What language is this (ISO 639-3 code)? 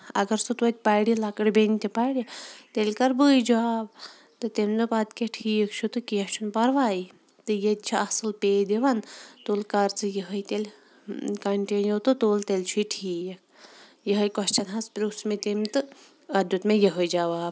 kas